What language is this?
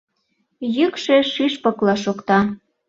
Mari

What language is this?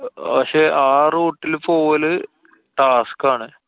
Malayalam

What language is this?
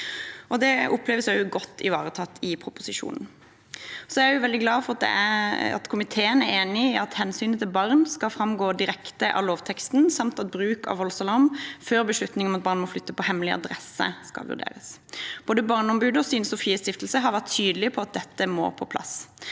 Norwegian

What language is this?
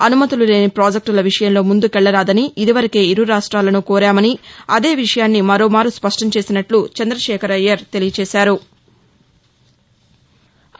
Telugu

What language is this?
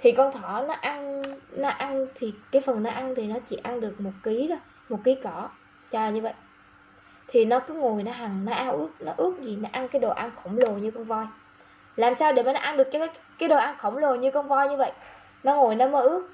Vietnamese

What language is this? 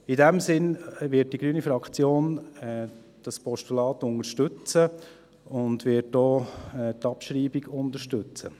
Swiss German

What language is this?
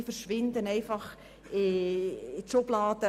Swiss German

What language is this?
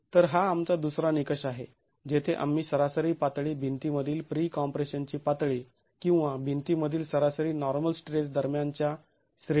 Marathi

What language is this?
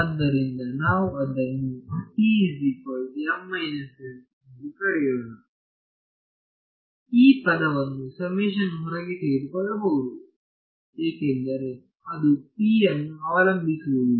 Kannada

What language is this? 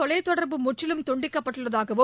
Tamil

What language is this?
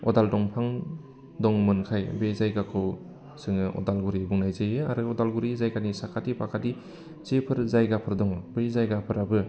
Bodo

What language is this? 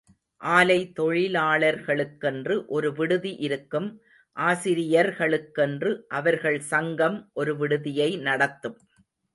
Tamil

